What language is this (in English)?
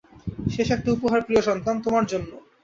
Bangla